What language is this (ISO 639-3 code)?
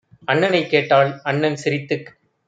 tam